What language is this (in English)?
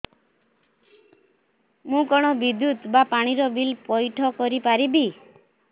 Odia